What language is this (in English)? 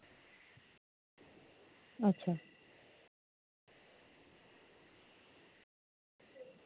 Dogri